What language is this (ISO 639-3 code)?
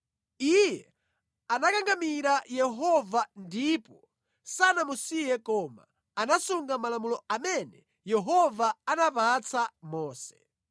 nya